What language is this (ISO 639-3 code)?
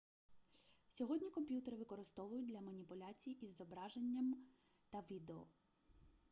ukr